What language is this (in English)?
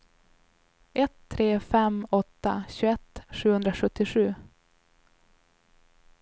Swedish